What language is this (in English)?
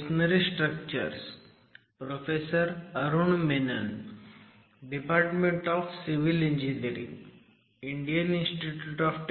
Marathi